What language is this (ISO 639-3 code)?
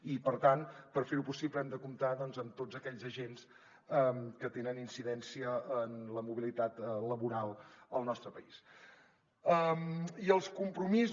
cat